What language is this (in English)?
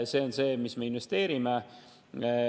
Estonian